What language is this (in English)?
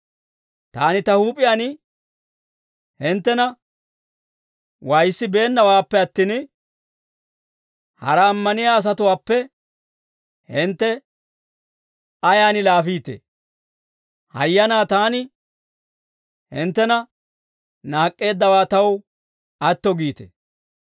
Dawro